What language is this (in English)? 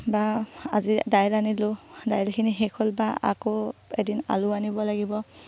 Assamese